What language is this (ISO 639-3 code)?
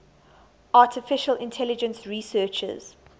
eng